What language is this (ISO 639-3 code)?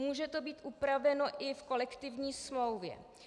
ces